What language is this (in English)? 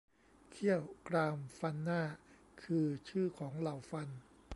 Thai